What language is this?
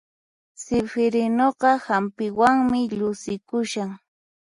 Puno Quechua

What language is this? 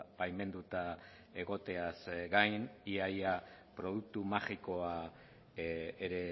Basque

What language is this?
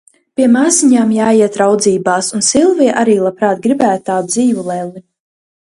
Latvian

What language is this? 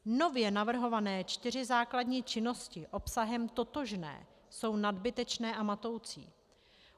Czech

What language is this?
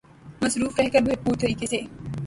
Urdu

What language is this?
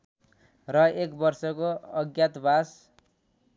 Nepali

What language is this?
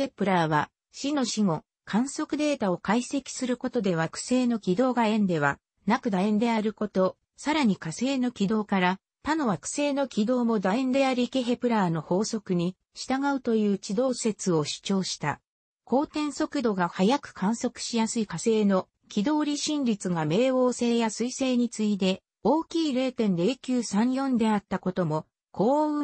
Japanese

